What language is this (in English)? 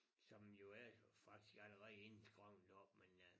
Danish